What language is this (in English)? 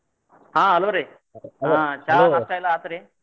Kannada